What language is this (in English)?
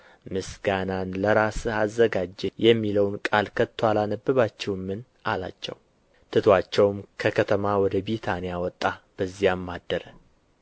Amharic